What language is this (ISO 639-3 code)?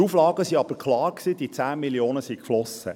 gsw